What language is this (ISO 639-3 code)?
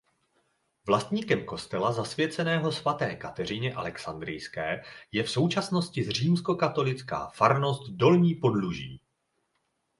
ces